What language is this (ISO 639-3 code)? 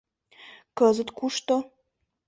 chm